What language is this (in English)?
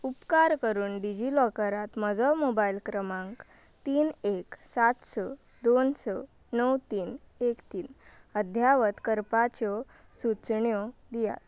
Konkani